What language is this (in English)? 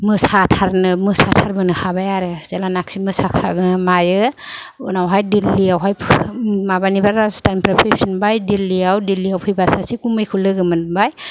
Bodo